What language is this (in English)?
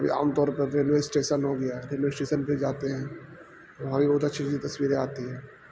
Urdu